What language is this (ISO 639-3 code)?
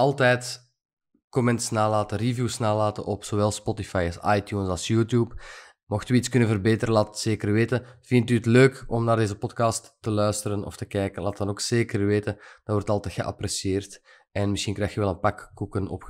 nld